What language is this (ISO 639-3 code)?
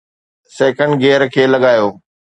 snd